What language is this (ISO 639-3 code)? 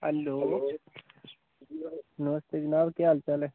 doi